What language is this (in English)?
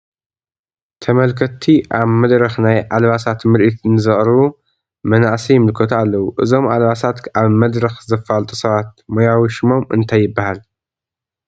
Tigrinya